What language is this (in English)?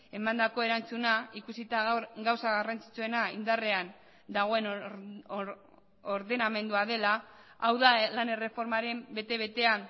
Basque